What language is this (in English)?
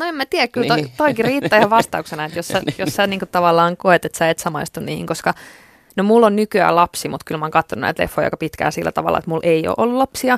Finnish